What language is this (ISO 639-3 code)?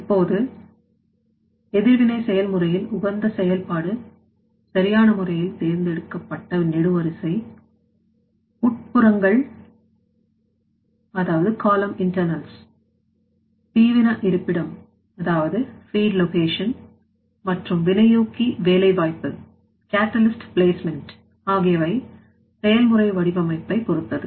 tam